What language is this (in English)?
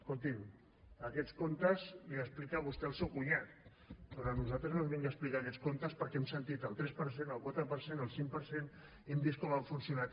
Catalan